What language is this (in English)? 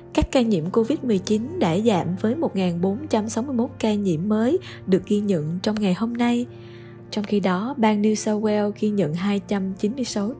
Vietnamese